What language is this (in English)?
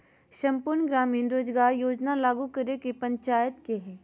Magahi